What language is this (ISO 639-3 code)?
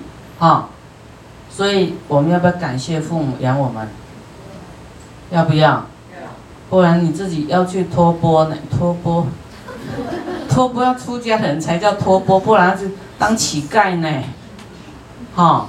zho